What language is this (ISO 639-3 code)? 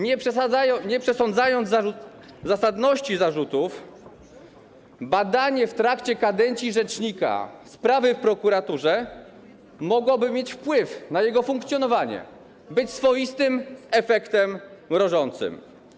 pol